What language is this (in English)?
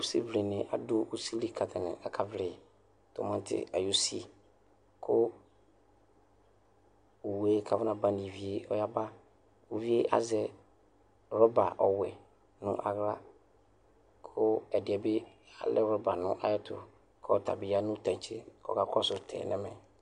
Ikposo